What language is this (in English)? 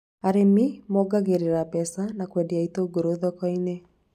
Kikuyu